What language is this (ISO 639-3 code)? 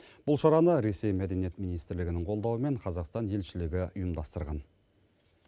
kaz